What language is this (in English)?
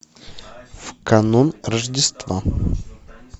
Russian